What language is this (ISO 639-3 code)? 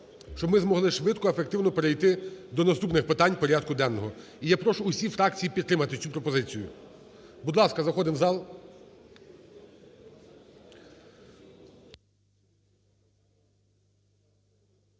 ukr